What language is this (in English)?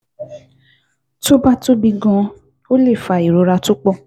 Yoruba